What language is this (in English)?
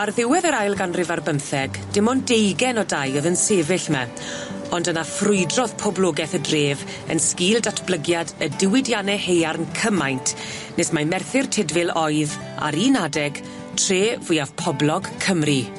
Welsh